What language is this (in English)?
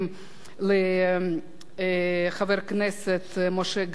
Hebrew